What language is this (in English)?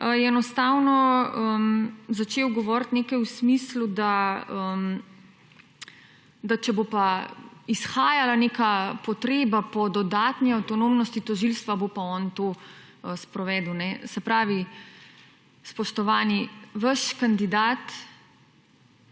Slovenian